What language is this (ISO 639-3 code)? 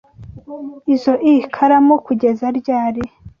kin